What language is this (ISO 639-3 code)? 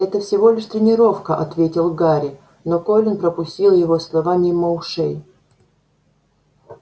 rus